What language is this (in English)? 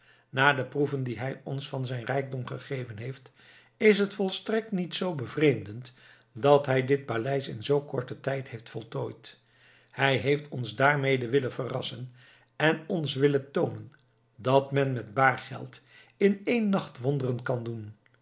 Dutch